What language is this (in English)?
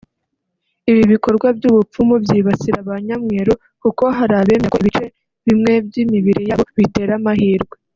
Kinyarwanda